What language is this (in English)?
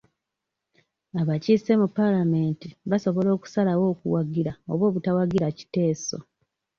Ganda